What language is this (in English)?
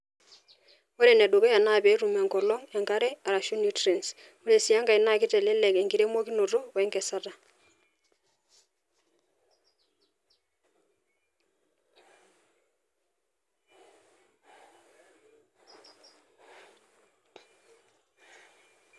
Masai